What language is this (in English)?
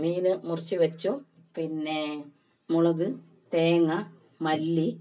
Malayalam